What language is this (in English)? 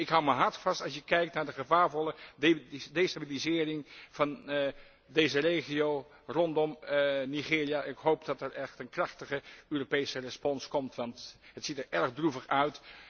Dutch